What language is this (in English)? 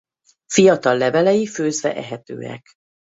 Hungarian